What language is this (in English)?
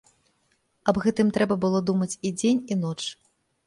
Belarusian